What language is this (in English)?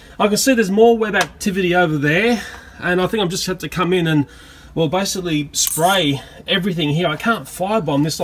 English